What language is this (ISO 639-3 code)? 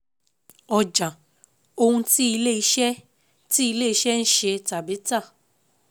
yor